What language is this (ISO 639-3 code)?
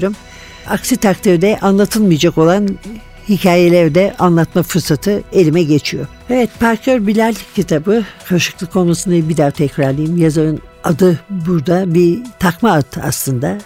tur